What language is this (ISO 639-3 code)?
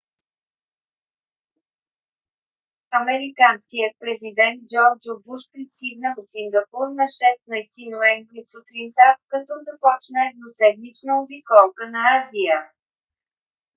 bul